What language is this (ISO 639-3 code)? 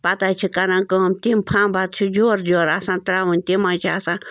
kas